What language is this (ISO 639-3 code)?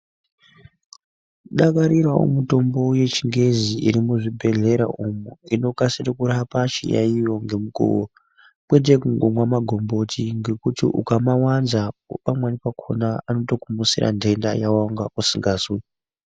ndc